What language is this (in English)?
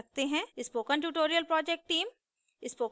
Hindi